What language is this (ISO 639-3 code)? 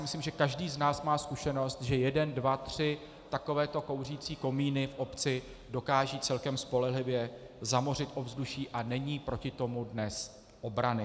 ces